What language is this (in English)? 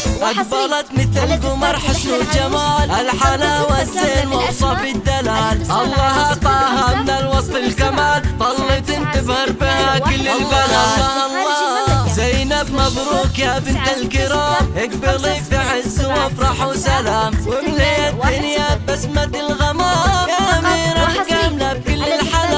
Arabic